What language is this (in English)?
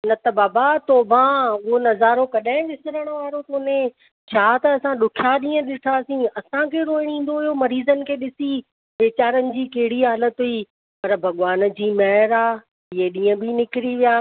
Sindhi